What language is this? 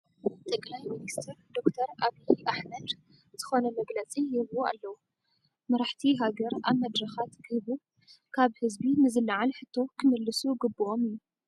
Tigrinya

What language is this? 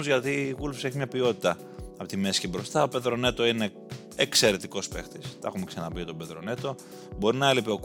Greek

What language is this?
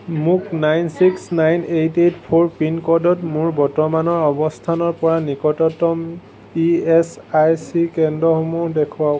Assamese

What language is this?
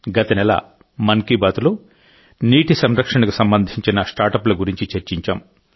Telugu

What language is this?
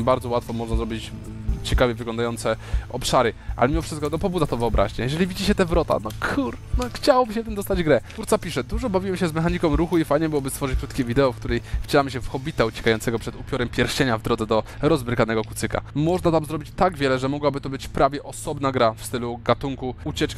Polish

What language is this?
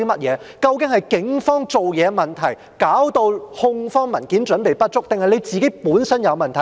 Cantonese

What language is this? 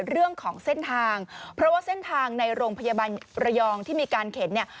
Thai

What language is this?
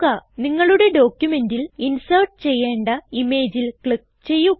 Malayalam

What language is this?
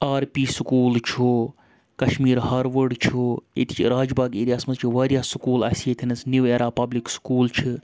Kashmiri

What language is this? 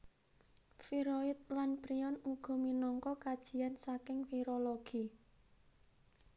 Javanese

